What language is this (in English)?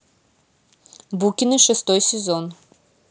Russian